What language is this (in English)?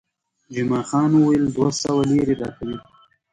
Pashto